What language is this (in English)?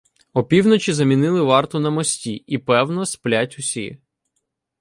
Ukrainian